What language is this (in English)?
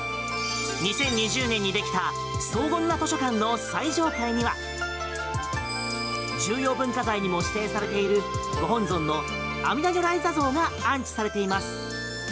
Japanese